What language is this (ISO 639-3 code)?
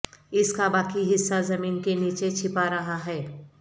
urd